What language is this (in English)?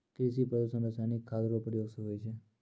Maithili